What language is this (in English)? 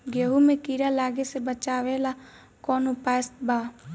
Bhojpuri